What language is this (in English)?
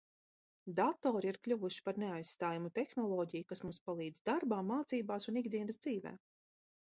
Latvian